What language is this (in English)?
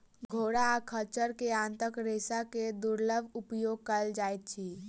Maithili